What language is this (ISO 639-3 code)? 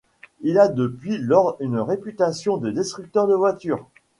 fra